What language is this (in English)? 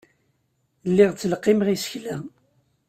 Kabyle